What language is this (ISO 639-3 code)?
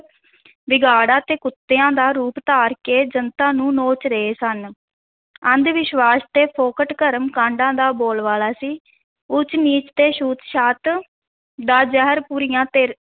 pan